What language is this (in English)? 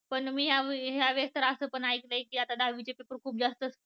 Marathi